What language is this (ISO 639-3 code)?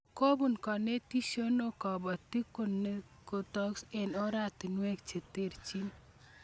kln